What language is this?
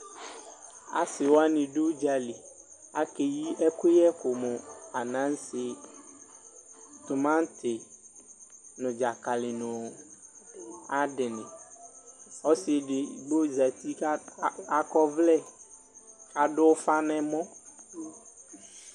Ikposo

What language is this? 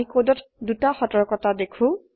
Assamese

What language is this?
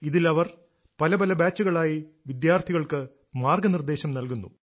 Malayalam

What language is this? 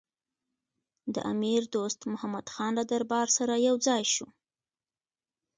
Pashto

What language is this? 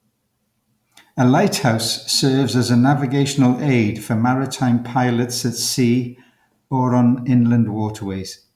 English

